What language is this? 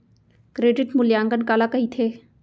Chhattisgarhi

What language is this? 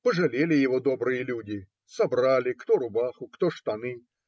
Russian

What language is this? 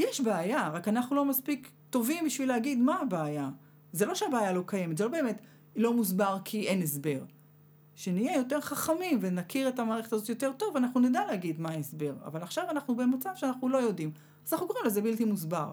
Hebrew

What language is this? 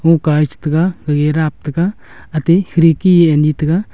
Wancho Naga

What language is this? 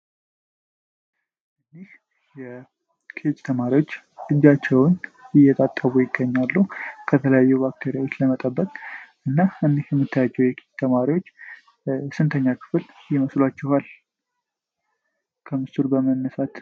Amharic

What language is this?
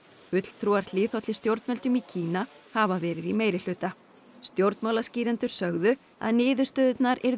Icelandic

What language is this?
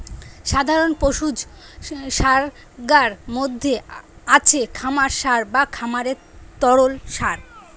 Bangla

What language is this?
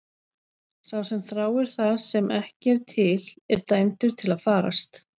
Icelandic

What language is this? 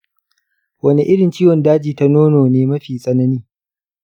Hausa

